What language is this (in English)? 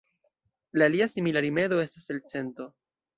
Esperanto